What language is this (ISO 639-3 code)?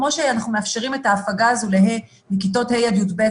heb